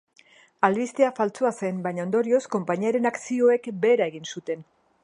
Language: Basque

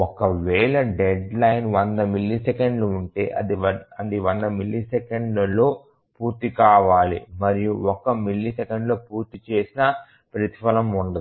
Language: Telugu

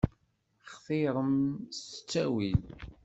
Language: Kabyle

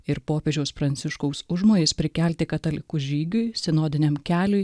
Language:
Lithuanian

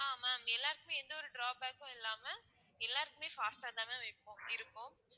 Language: Tamil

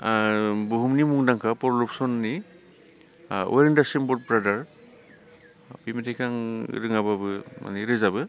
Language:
Bodo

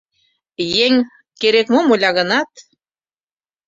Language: Mari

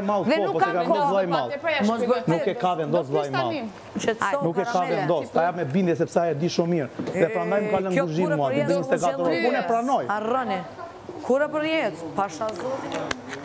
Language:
Romanian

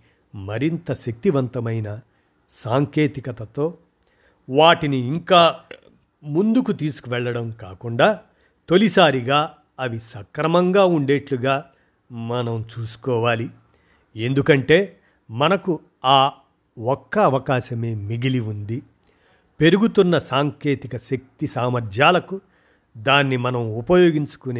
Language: Telugu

